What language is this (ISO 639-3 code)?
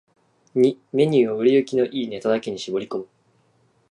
jpn